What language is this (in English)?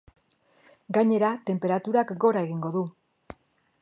Basque